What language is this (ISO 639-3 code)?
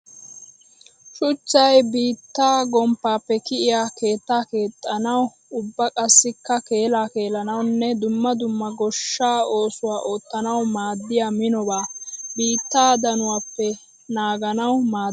wal